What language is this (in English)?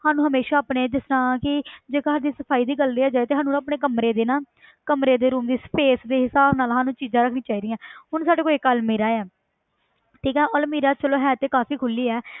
Punjabi